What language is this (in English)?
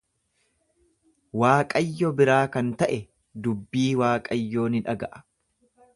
Oromo